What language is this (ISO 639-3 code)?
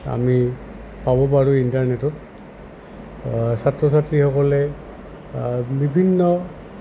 asm